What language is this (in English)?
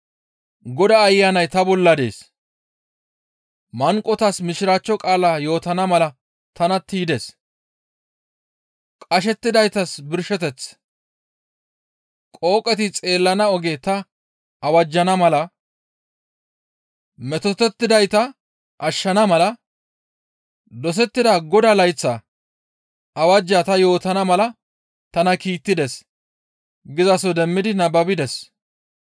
Gamo